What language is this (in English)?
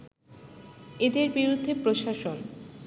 Bangla